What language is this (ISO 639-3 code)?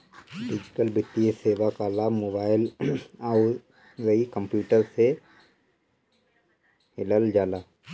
bho